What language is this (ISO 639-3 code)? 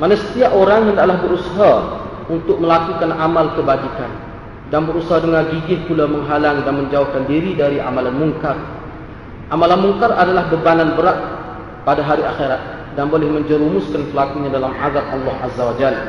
msa